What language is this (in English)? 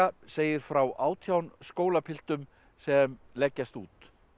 Icelandic